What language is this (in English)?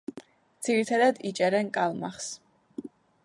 Georgian